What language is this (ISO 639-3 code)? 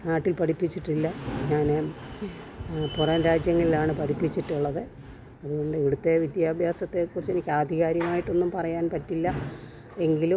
mal